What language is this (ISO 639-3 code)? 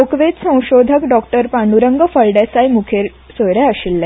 kok